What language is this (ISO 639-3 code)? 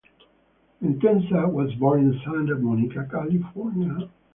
eng